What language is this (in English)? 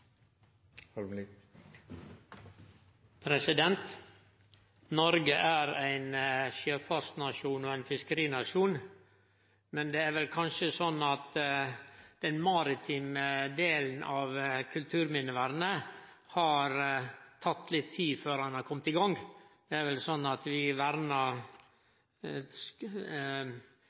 Norwegian Nynorsk